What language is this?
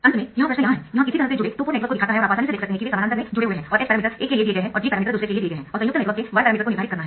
Hindi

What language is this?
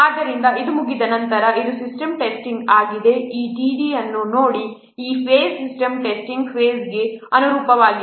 Kannada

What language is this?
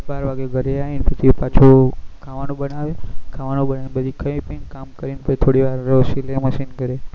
Gujarati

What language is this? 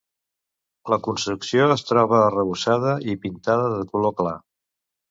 Catalan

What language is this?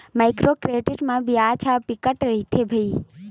Chhattisgarhi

